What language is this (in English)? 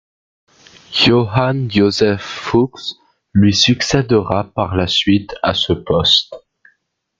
French